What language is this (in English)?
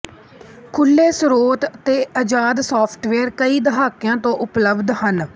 Punjabi